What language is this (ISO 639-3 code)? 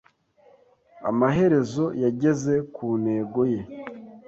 kin